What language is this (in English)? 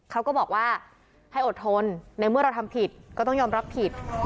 Thai